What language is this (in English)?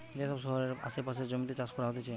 Bangla